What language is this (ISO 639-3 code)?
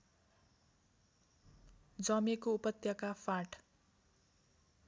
nep